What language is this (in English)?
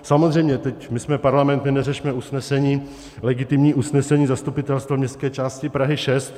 Czech